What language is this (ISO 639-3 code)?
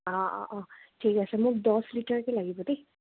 asm